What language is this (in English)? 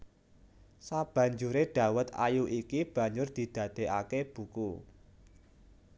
Javanese